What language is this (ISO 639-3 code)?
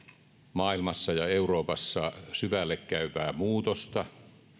fin